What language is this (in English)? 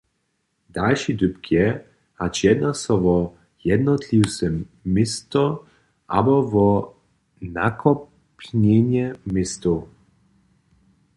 Upper Sorbian